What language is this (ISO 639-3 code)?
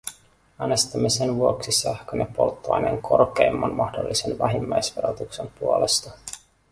fin